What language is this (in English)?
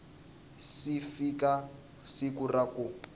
Tsonga